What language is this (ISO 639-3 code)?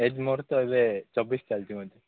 ori